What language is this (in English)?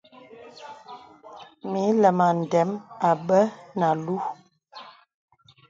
Bebele